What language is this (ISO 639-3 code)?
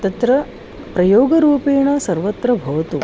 san